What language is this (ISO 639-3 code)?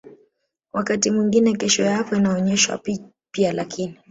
swa